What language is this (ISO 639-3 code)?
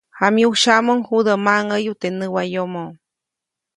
zoc